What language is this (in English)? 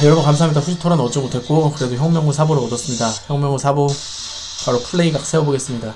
Korean